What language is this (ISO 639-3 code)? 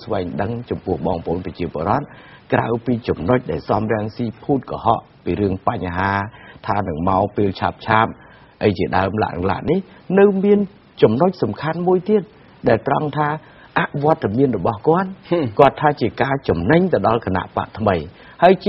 tha